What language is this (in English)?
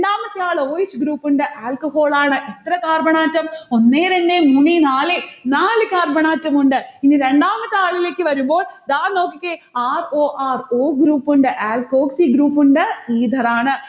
Malayalam